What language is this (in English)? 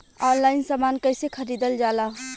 Bhojpuri